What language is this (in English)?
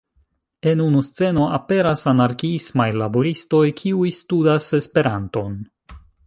Esperanto